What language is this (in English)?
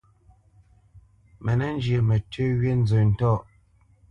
Bamenyam